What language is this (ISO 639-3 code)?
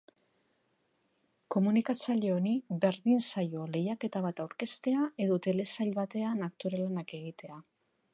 eus